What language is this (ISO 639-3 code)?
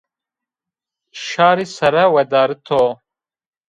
zza